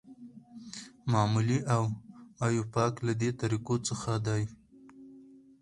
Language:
Pashto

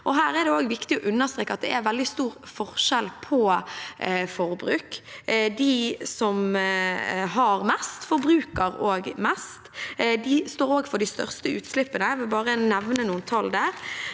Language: Norwegian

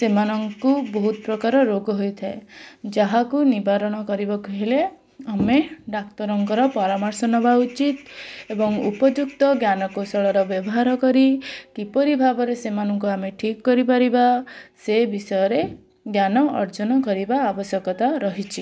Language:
Odia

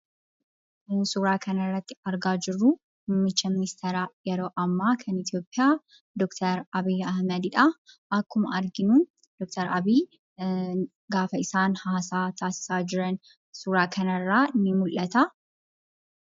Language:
Oromo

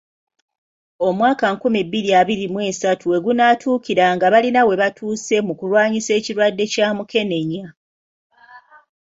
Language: Ganda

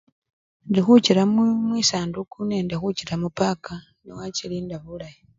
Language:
Luyia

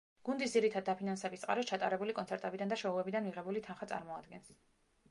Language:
Georgian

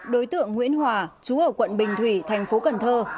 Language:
Vietnamese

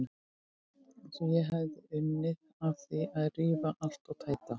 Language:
Icelandic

